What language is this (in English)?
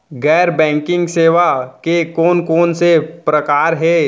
Chhattisgarhi